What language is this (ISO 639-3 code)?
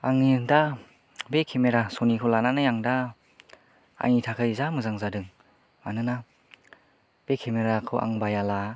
brx